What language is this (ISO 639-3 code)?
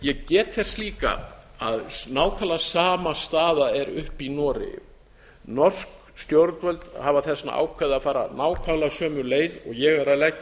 isl